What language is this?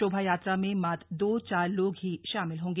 Hindi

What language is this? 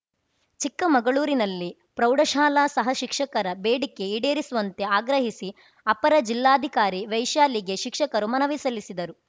Kannada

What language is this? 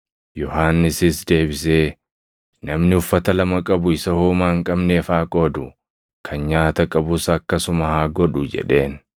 Oromo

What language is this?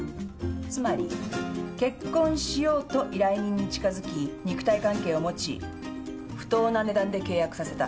Japanese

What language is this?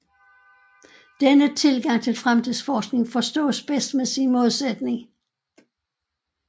Danish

